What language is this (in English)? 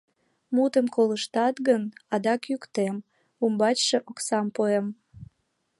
Mari